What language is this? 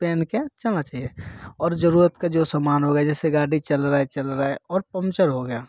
Hindi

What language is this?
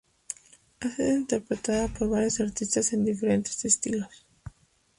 Spanish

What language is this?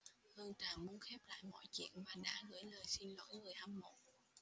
Vietnamese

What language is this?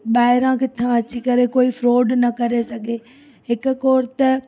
Sindhi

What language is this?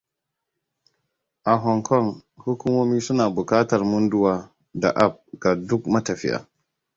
Hausa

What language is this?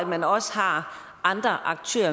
Danish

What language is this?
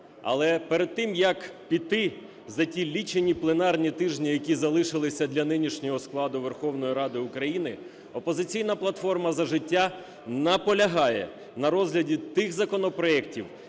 Ukrainian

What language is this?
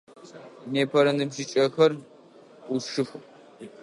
Adyghe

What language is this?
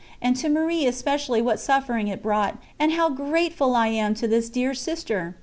English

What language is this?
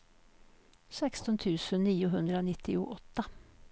Swedish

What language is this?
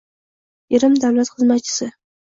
Uzbek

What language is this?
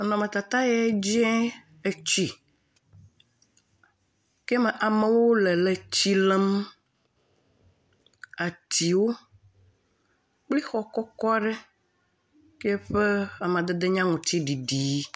Ewe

